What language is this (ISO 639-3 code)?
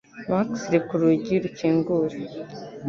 kin